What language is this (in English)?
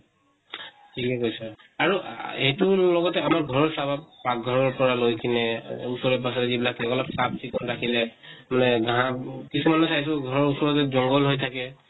Assamese